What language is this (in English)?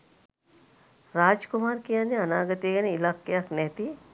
Sinhala